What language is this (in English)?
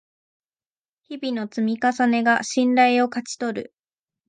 Japanese